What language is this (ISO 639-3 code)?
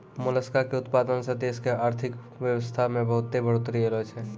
mai